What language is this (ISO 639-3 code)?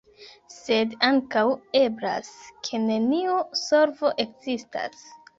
epo